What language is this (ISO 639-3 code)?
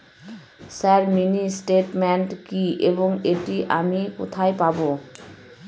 ben